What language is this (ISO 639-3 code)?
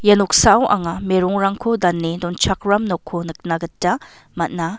grt